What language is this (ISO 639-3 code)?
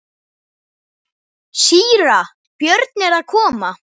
isl